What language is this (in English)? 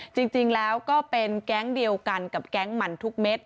Thai